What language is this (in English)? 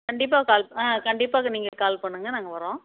Tamil